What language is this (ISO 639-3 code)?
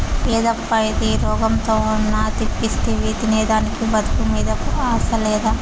tel